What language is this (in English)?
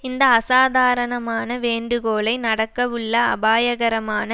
Tamil